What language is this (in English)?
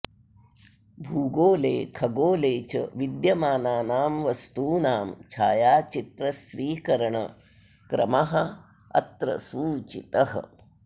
Sanskrit